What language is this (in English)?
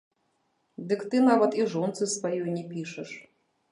Belarusian